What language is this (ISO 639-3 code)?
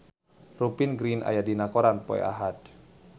sun